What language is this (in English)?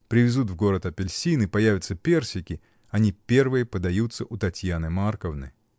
Russian